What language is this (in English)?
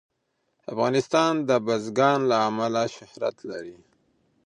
Pashto